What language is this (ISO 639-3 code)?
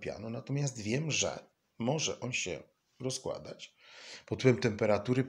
pol